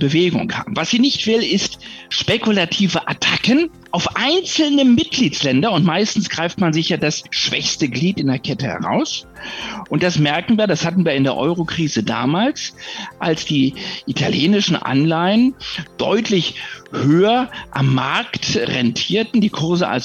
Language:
German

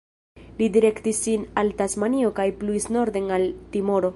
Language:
Esperanto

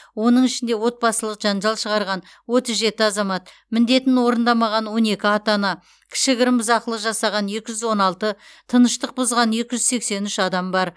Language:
Kazakh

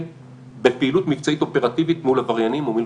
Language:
Hebrew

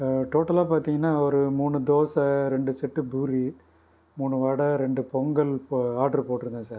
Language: Tamil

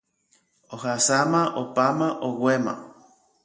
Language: Guarani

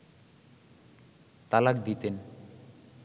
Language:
Bangla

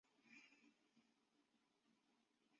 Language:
Chinese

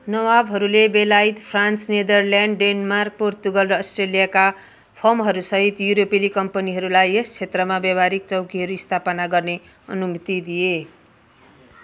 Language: Nepali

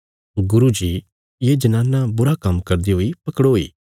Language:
Bilaspuri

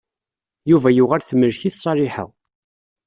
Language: Kabyle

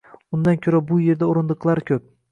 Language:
Uzbek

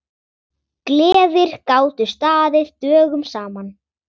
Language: Icelandic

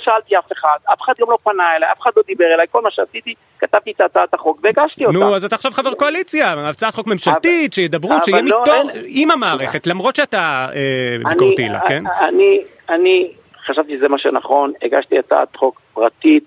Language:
Hebrew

